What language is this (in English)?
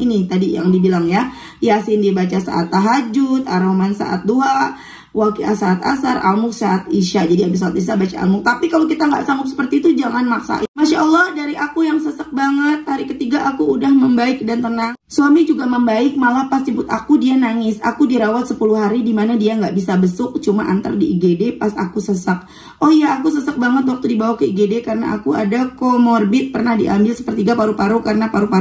Indonesian